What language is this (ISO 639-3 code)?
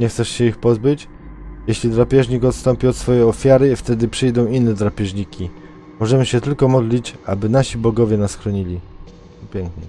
pol